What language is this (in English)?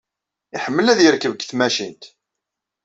Kabyle